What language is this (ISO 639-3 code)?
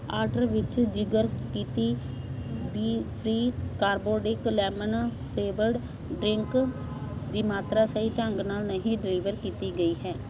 pan